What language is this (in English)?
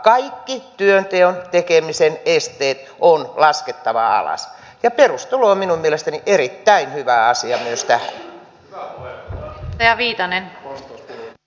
Finnish